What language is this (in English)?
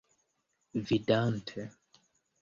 Esperanto